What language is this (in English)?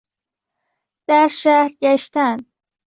Persian